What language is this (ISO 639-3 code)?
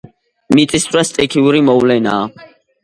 kat